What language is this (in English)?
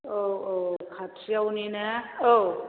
Bodo